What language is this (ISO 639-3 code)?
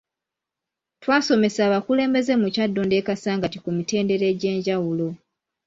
lug